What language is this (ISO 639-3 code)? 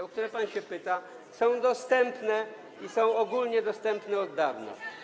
pol